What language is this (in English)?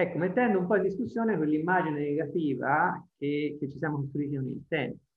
Italian